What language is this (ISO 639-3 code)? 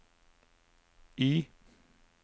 nor